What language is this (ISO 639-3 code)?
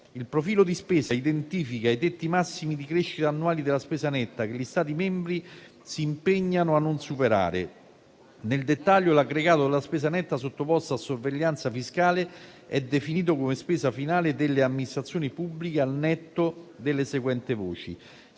ita